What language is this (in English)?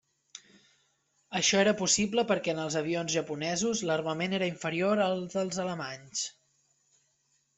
Catalan